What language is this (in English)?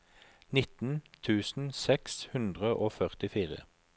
Norwegian